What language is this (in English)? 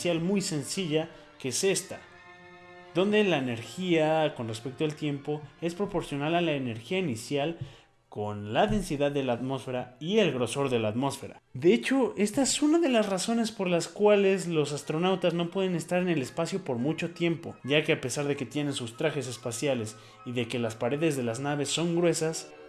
Spanish